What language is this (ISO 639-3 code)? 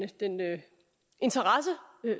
dan